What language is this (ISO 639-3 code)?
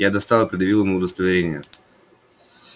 rus